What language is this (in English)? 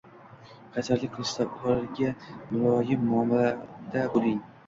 Uzbek